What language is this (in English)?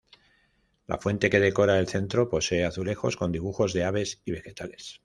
Spanish